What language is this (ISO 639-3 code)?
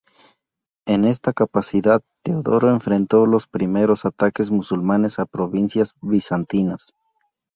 spa